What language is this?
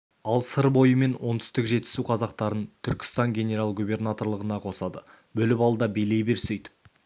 Kazakh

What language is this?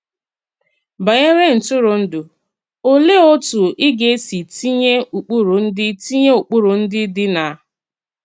Igbo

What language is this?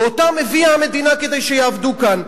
Hebrew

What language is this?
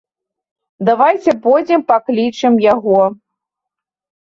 Belarusian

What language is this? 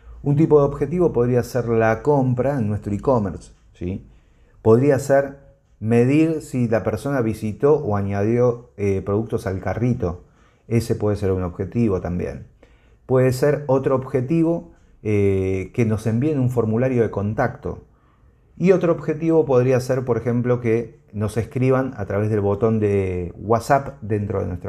Spanish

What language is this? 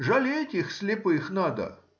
Russian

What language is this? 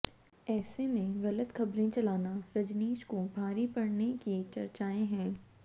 Hindi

